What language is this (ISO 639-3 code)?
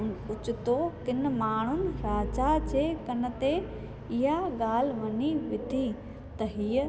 snd